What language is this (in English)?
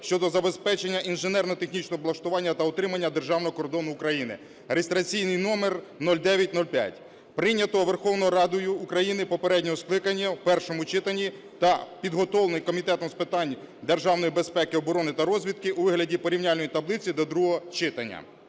Ukrainian